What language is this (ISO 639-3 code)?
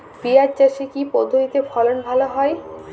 ben